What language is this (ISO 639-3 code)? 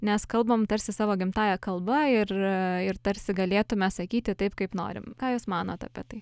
lit